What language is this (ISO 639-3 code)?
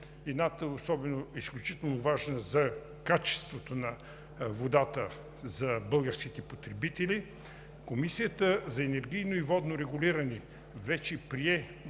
bul